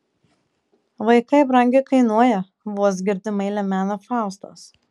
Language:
Lithuanian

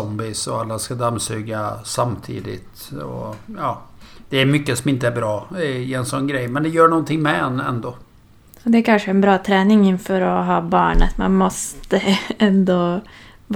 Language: Swedish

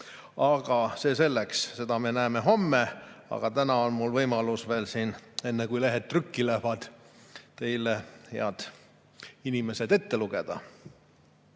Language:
Estonian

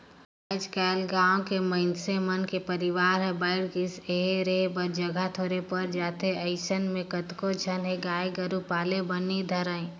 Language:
Chhattisgarhi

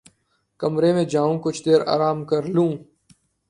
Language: Urdu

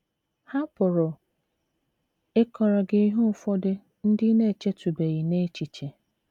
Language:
Igbo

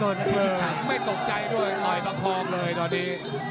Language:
Thai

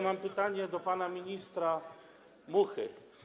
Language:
Polish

